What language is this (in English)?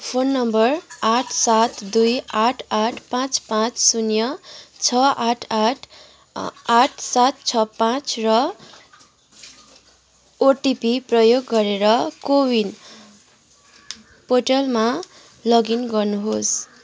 Nepali